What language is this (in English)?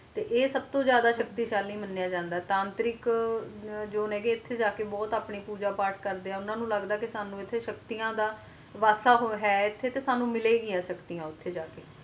Punjabi